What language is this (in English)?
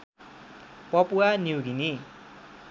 Nepali